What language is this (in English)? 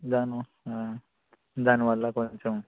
Telugu